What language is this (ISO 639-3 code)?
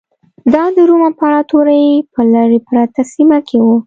pus